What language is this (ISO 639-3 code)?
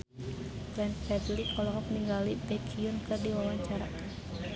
sun